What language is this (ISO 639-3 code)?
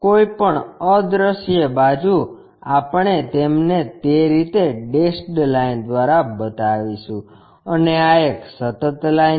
guj